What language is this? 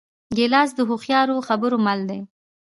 Pashto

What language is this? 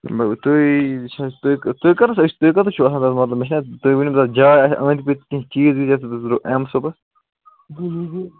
Kashmiri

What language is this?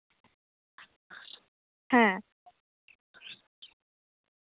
Santali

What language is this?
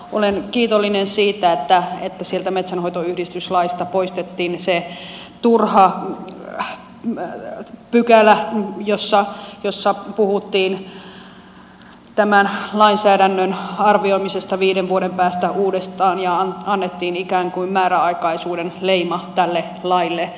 Finnish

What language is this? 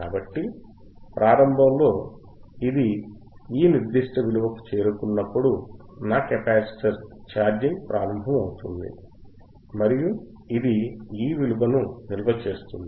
Telugu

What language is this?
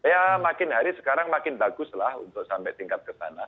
Indonesian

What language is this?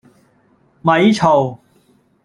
Cantonese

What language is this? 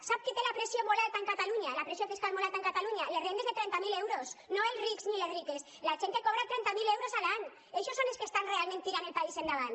Catalan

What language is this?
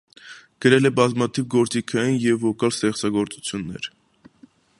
Armenian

